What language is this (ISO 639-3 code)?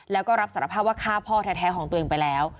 tha